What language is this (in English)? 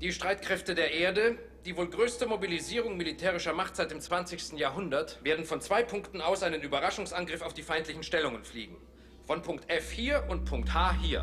German